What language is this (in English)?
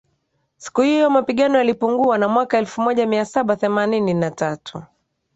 Swahili